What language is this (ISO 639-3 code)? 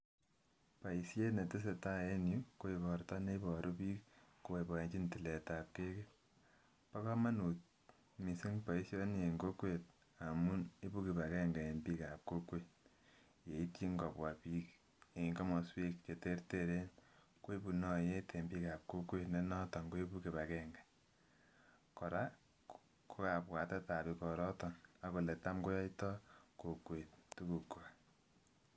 kln